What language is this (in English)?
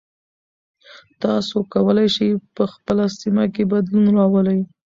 Pashto